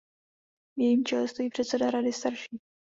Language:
Czech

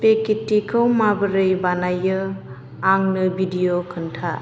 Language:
Bodo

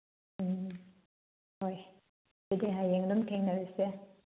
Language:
Manipuri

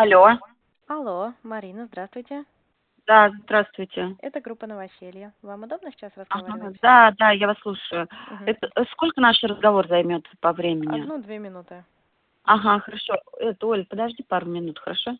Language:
Russian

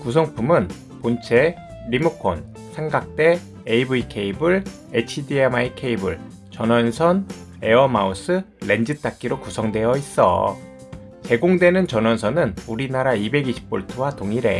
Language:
Korean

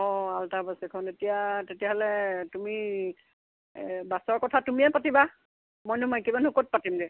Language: Assamese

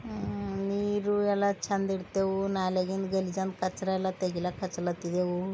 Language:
Kannada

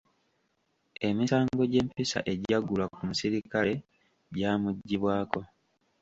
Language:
Ganda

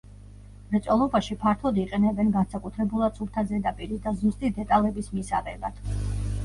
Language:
Georgian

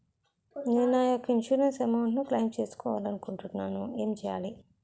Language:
Telugu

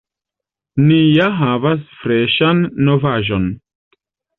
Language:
Esperanto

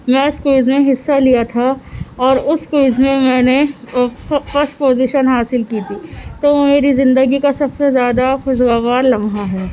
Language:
Urdu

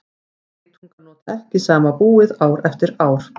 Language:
Icelandic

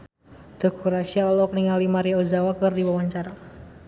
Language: Sundanese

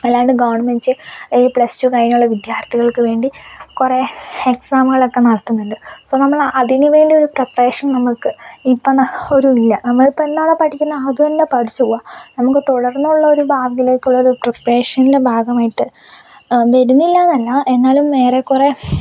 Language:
Malayalam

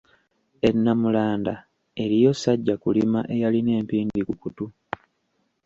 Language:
Ganda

